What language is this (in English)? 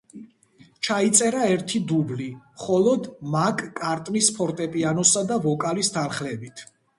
Georgian